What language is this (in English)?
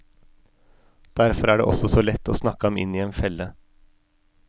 Norwegian